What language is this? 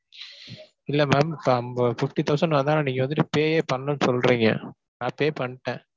Tamil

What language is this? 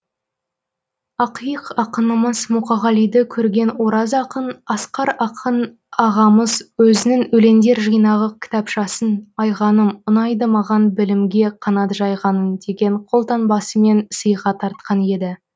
Kazakh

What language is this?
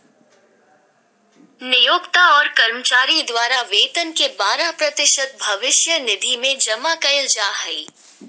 Magahi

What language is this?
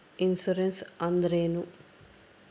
Kannada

